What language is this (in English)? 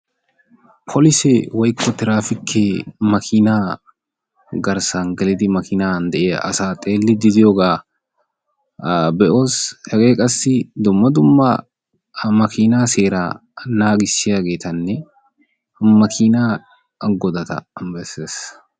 Wolaytta